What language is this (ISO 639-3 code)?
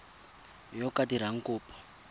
tsn